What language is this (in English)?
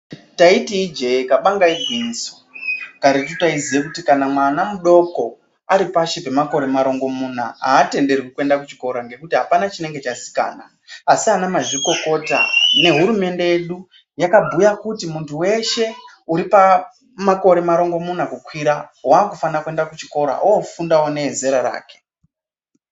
Ndau